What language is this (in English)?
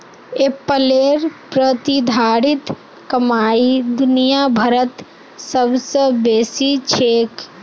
Magahi